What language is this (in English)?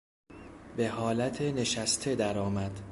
Persian